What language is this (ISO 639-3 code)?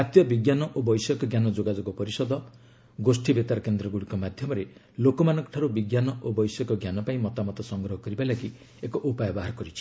ori